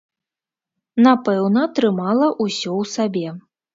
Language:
Belarusian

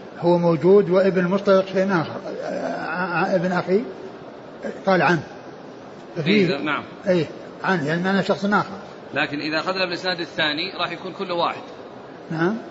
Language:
Arabic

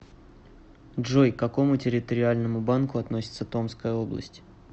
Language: Russian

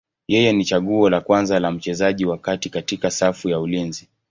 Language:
Swahili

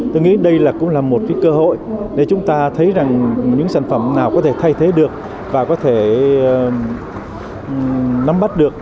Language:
Vietnamese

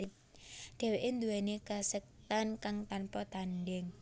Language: Javanese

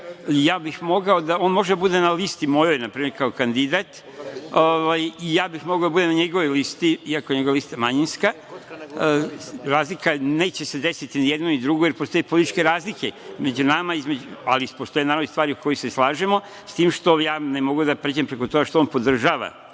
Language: Serbian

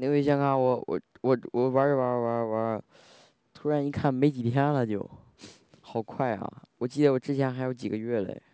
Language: Chinese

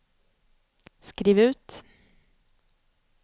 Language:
Swedish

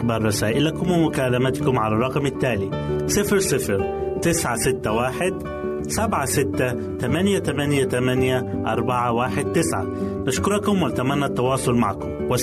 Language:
Arabic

